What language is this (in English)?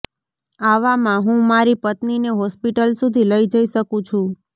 Gujarati